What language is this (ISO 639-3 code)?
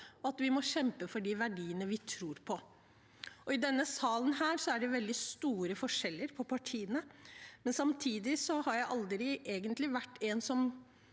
nor